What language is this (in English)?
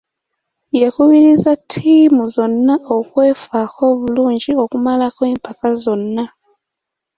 Ganda